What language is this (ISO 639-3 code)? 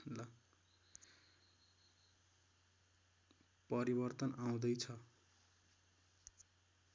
nep